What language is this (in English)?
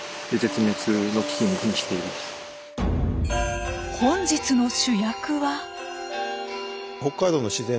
Japanese